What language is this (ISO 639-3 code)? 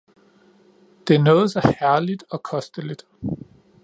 dan